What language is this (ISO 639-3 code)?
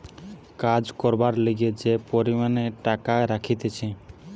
ben